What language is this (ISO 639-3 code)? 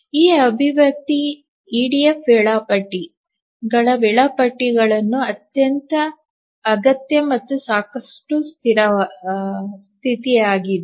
kan